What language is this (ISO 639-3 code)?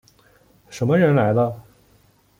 zho